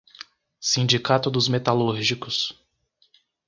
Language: Portuguese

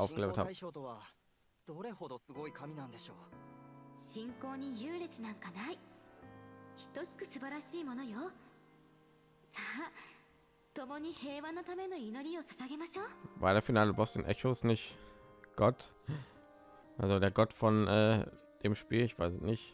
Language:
German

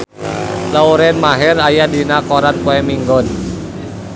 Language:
Sundanese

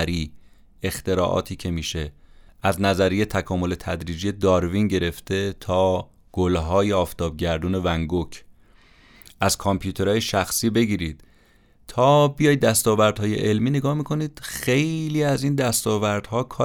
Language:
Persian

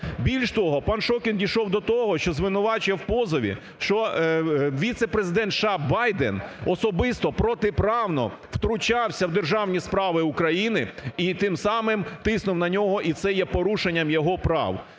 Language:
Ukrainian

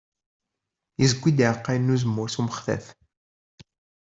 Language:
Kabyle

